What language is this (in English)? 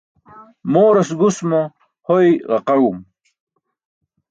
Burushaski